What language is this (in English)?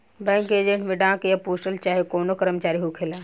Bhojpuri